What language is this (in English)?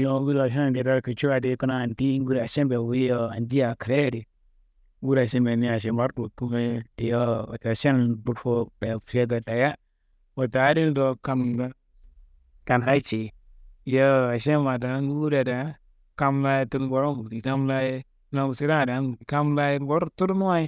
Kanembu